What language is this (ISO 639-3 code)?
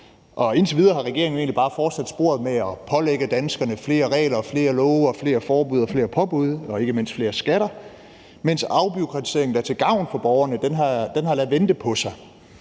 dan